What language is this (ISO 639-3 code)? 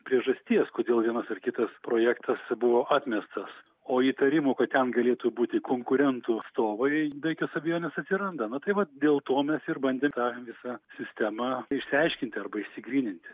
lit